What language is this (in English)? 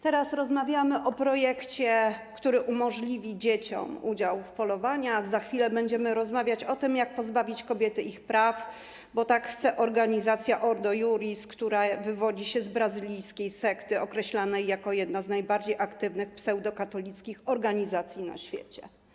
Polish